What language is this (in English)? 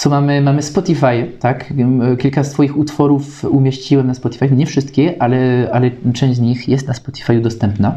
Polish